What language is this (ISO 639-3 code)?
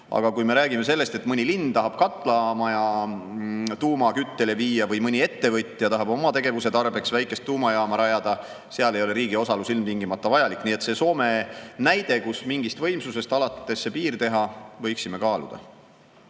est